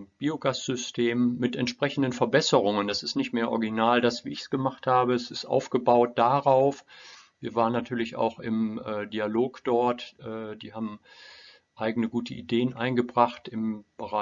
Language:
German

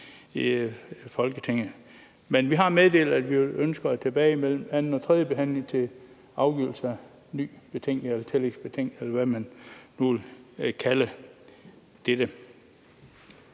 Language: Danish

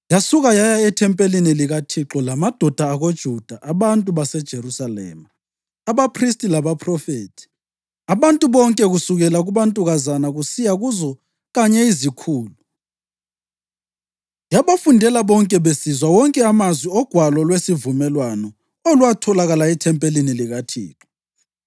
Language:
North Ndebele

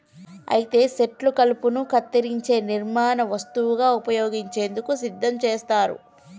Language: Telugu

